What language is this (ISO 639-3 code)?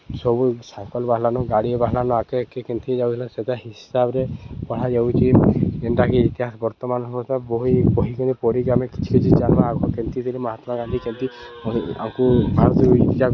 ori